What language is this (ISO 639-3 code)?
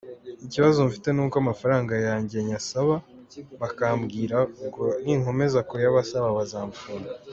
kin